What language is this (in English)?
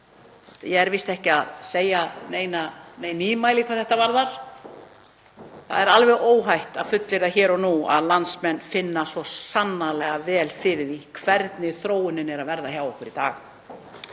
Icelandic